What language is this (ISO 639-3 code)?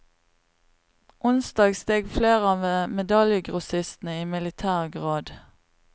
nor